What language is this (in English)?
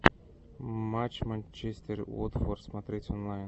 Russian